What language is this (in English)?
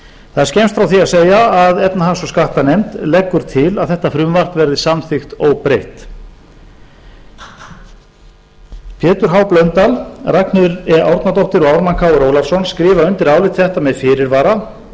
Icelandic